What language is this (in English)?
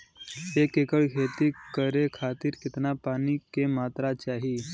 Bhojpuri